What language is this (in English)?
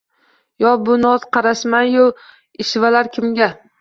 Uzbek